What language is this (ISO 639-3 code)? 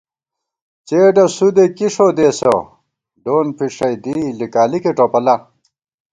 gwt